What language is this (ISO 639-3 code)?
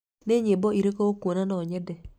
kik